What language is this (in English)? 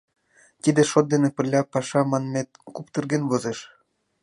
Mari